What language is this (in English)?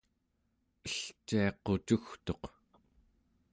Central Yupik